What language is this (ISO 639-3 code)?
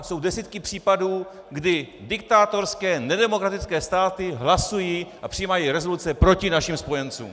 ces